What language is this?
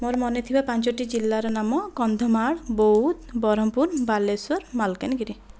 Odia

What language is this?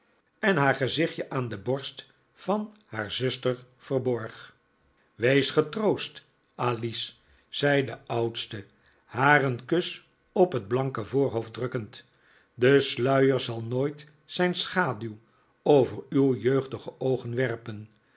Dutch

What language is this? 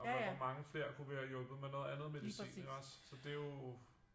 Danish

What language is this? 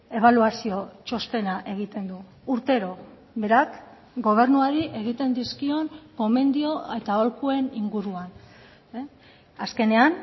Basque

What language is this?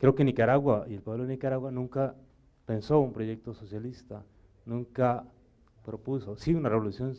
Spanish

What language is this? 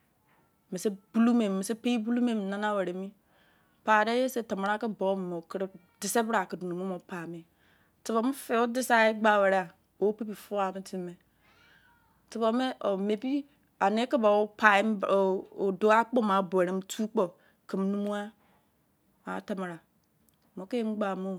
Izon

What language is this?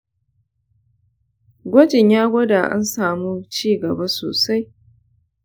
Hausa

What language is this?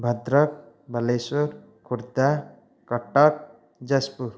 Odia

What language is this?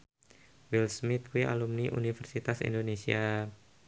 Javanese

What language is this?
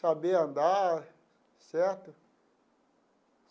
Portuguese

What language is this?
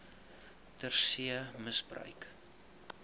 Afrikaans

